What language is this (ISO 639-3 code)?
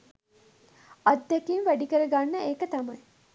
sin